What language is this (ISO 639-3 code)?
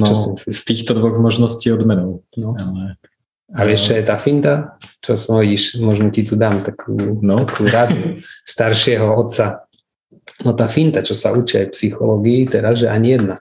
slk